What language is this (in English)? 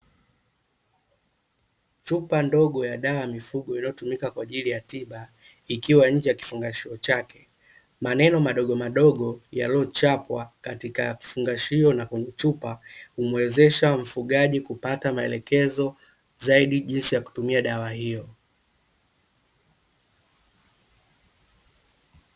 Swahili